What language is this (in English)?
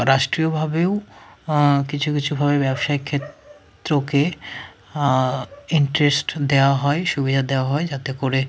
Bangla